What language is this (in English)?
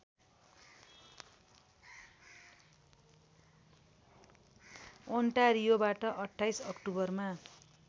Nepali